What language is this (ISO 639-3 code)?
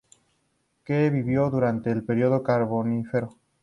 spa